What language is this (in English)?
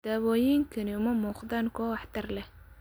Somali